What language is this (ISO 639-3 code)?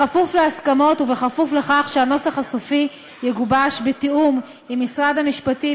heb